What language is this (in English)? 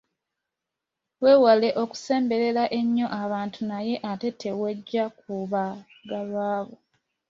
Ganda